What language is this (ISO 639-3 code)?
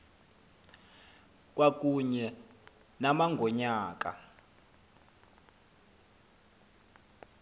xho